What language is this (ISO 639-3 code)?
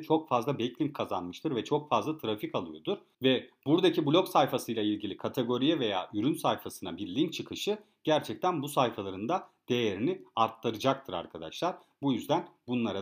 tur